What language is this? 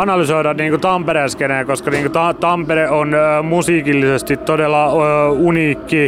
Finnish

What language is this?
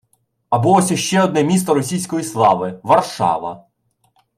Ukrainian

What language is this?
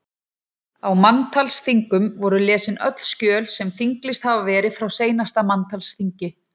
Icelandic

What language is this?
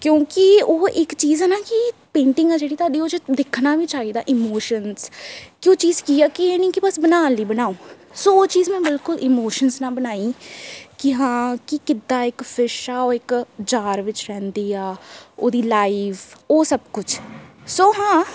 Punjabi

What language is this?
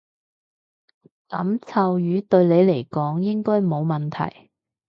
Cantonese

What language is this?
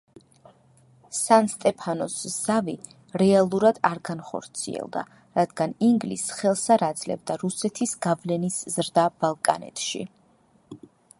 Georgian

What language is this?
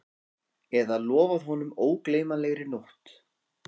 Icelandic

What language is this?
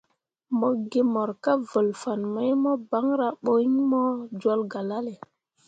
Mundang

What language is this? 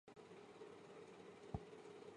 Chinese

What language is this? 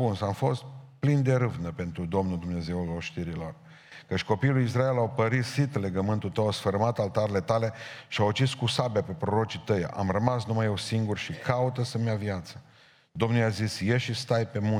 Romanian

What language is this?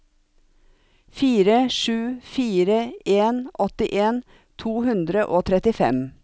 Norwegian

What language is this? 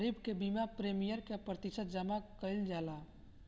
Bhojpuri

